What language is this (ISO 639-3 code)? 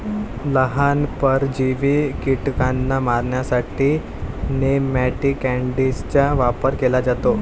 mar